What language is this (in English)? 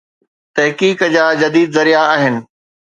Sindhi